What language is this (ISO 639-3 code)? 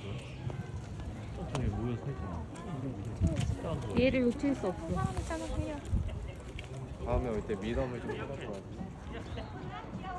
kor